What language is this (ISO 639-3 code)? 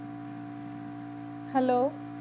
pan